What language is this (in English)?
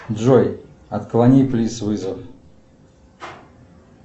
Russian